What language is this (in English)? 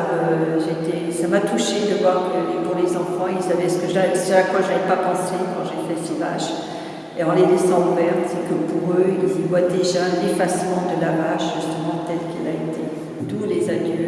French